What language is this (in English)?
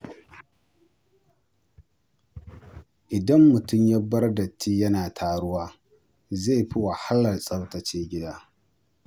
Hausa